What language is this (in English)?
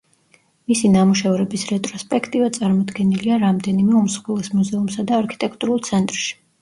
Georgian